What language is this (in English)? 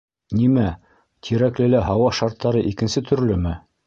Bashkir